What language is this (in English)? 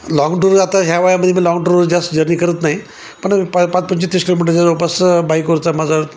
Marathi